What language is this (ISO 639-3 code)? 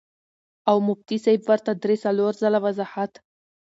pus